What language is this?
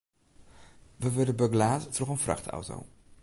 Western Frisian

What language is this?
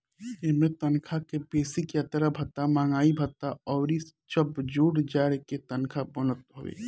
Bhojpuri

